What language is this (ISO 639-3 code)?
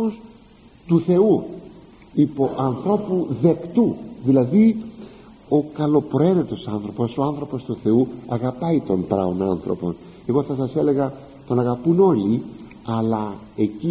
ell